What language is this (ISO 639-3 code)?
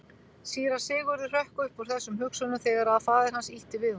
isl